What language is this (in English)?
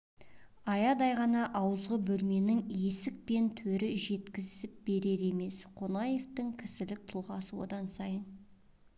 Kazakh